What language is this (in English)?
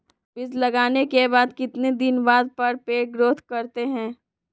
Magahi